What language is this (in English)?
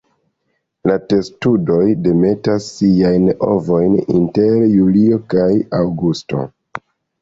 Esperanto